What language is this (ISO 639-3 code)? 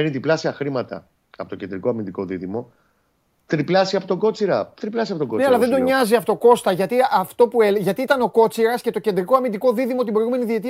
ell